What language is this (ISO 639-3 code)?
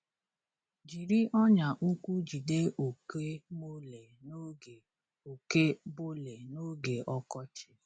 ibo